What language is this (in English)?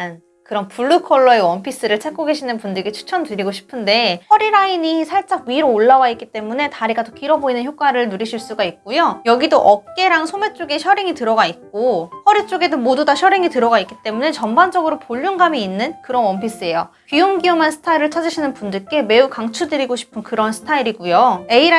Korean